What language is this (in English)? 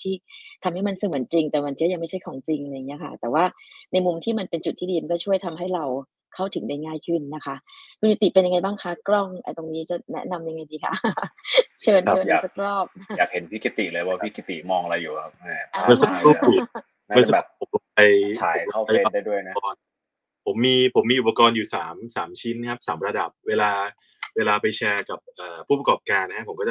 Thai